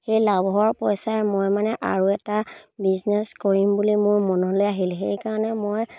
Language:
Assamese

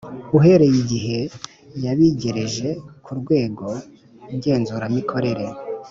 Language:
Kinyarwanda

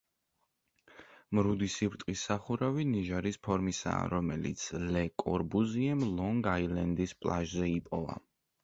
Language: Georgian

